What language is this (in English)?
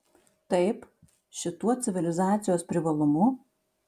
Lithuanian